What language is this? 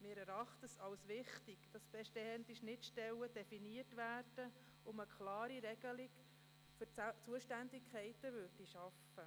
Swiss German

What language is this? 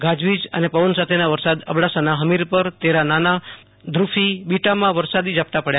Gujarati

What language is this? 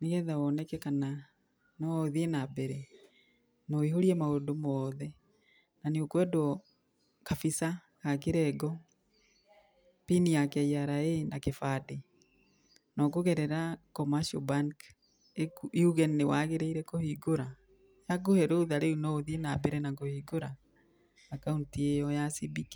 Kikuyu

